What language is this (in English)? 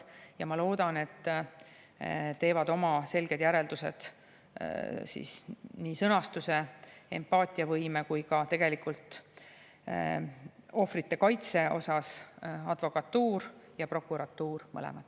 Estonian